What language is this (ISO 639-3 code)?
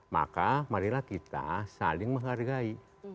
ind